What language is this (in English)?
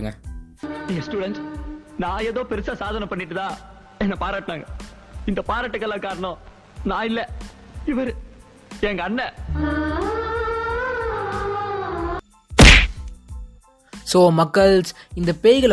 Tamil